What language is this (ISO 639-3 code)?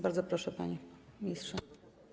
pol